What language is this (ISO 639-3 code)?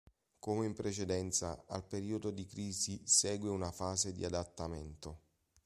ita